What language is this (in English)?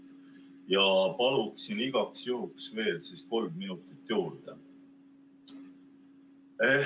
Estonian